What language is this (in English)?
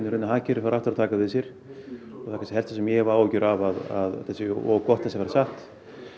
Icelandic